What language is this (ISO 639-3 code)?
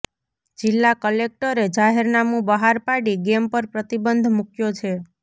guj